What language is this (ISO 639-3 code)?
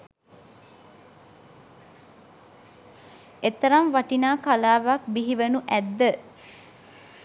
sin